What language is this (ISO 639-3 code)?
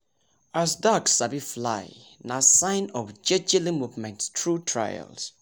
pcm